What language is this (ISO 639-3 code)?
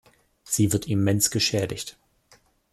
deu